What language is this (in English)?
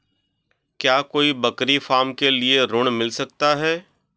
Hindi